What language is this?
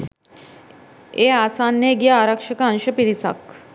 Sinhala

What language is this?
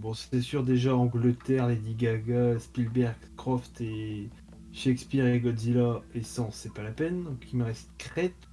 French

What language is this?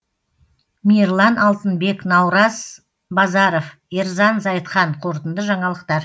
Kazakh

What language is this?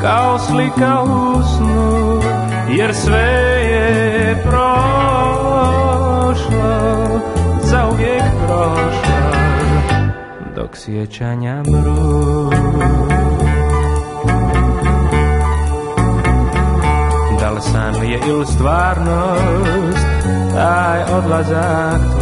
Romanian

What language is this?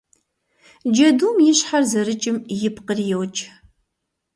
Kabardian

